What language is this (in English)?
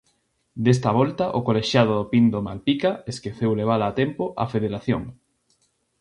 Galician